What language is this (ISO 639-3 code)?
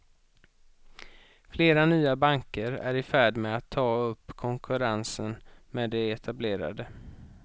swe